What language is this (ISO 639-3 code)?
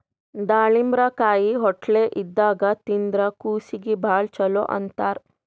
kan